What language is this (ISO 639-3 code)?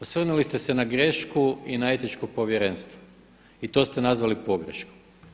hrv